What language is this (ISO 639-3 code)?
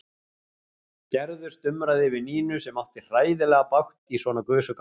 isl